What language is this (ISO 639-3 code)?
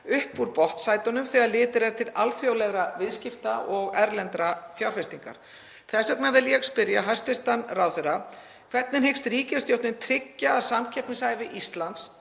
isl